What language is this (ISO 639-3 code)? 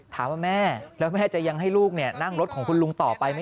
tha